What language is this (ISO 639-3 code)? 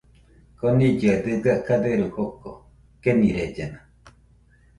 hux